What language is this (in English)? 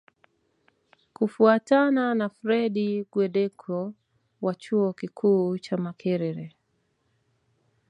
Swahili